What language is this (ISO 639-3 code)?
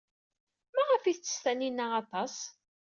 kab